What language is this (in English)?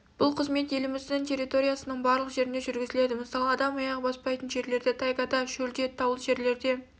Kazakh